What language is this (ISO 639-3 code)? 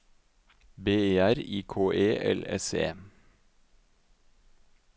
nor